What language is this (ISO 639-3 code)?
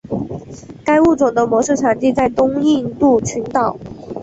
zho